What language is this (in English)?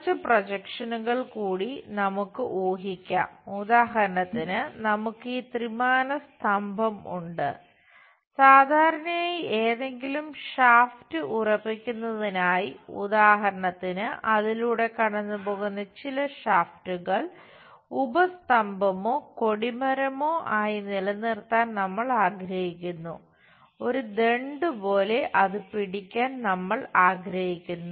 Malayalam